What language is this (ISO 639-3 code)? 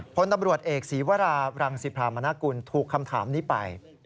tha